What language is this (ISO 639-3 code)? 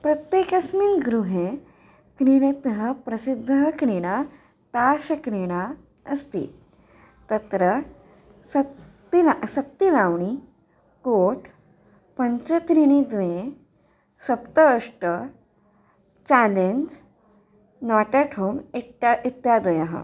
san